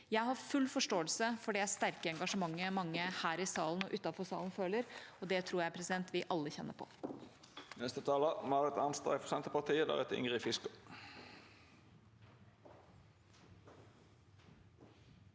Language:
Norwegian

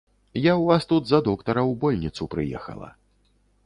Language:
Belarusian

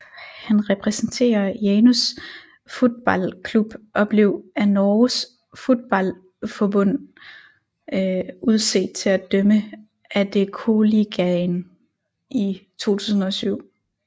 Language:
Danish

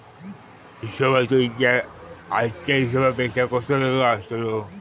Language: Marathi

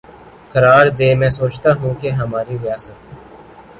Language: Urdu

